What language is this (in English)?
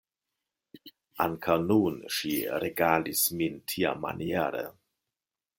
Esperanto